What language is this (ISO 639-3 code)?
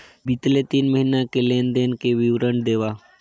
hne